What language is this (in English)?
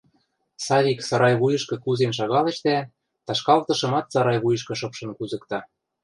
Western Mari